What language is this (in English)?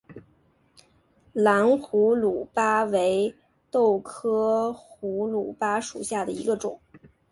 Chinese